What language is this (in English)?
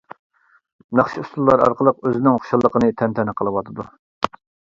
Uyghur